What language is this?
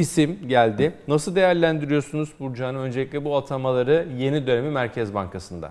Turkish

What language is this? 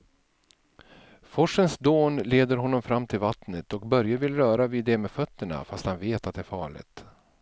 Swedish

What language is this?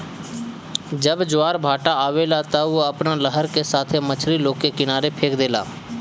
Bhojpuri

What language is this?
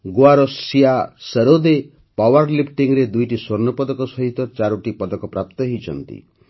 Odia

